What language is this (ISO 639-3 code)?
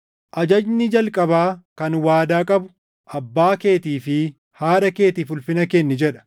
orm